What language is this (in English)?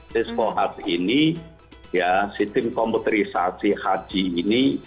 Indonesian